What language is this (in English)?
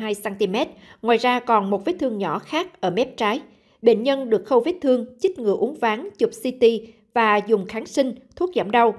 Vietnamese